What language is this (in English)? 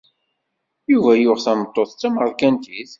Kabyle